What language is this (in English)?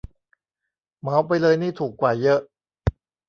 Thai